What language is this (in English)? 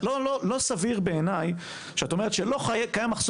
Hebrew